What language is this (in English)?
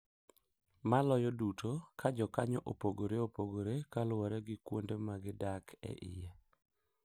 Luo (Kenya and Tanzania)